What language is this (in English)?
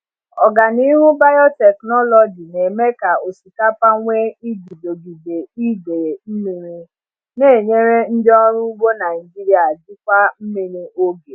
Igbo